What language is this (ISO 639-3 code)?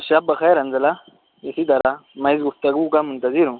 urd